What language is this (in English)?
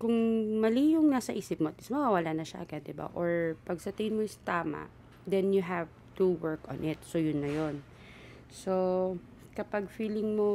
Filipino